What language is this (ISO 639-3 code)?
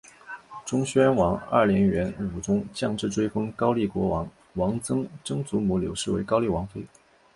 zho